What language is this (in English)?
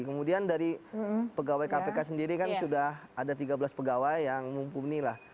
Indonesian